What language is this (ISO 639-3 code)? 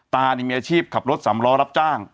tha